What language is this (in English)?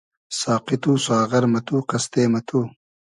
Hazaragi